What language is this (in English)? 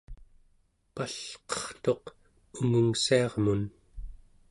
Central Yupik